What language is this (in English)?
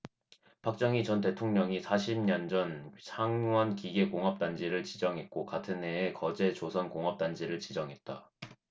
Korean